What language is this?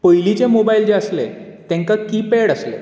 Konkani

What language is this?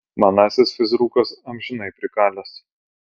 Lithuanian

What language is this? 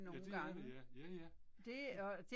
Danish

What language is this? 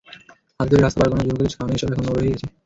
Bangla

